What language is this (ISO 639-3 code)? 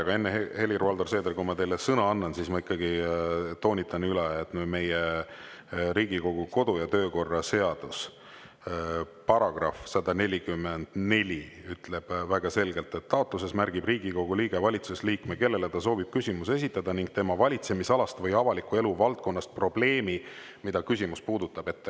est